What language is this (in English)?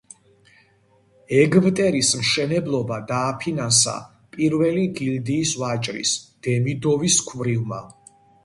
Georgian